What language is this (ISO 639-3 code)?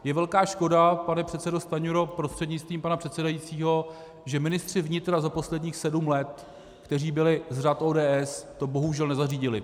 ces